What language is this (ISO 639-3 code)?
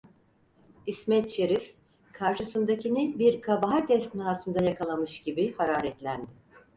tur